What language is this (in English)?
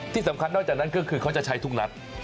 Thai